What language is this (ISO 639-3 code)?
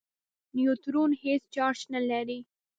pus